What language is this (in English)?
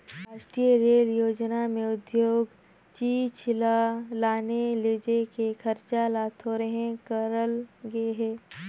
Chhattisgarhi